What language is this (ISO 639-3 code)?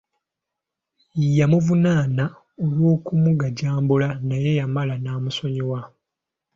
lug